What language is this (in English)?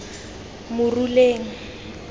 Tswana